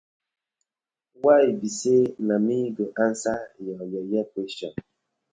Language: Nigerian Pidgin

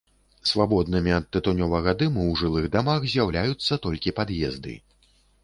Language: Belarusian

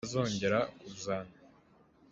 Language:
Hakha Chin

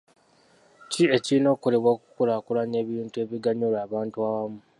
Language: Ganda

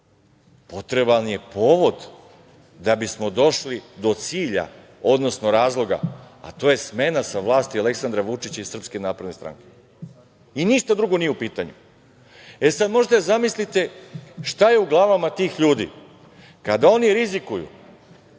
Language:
Serbian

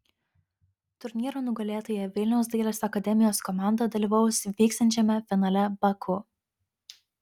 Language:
Lithuanian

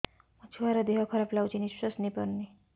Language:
Odia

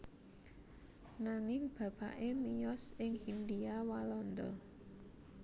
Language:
Javanese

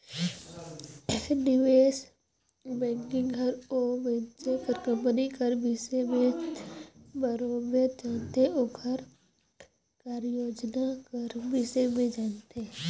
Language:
Chhattisgarhi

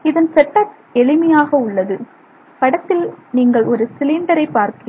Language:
Tamil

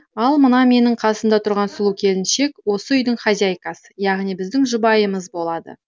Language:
Kazakh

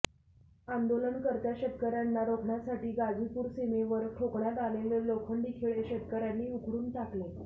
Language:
Marathi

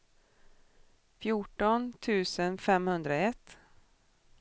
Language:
Swedish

